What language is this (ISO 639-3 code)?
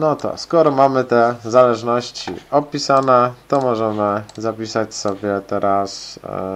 pol